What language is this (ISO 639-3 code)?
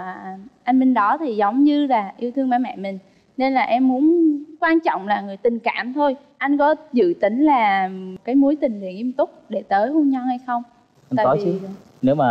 vie